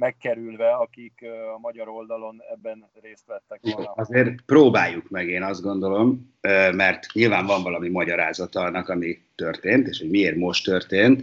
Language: Hungarian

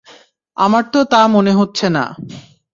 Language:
Bangla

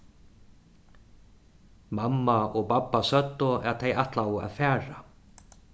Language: Faroese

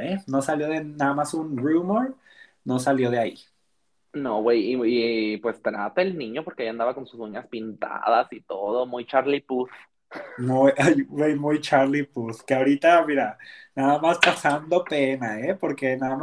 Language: Spanish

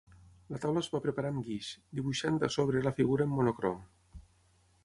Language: Catalan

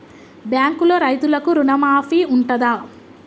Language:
Telugu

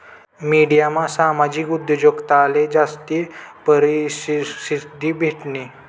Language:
Marathi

